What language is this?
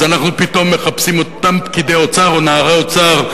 Hebrew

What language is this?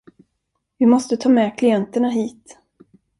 Swedish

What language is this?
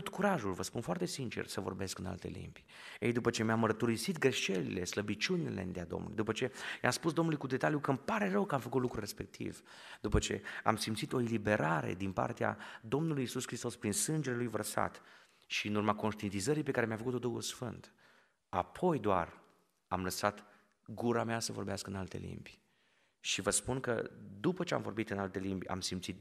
Romanian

